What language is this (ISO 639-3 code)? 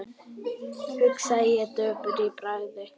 isl